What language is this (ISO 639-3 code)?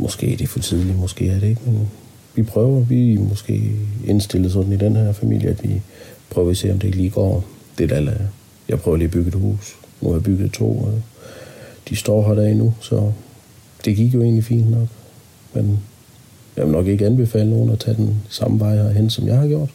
dan